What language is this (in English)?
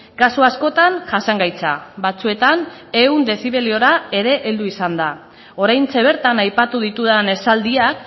Basque